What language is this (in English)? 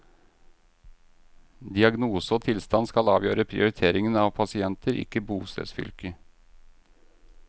Norwegian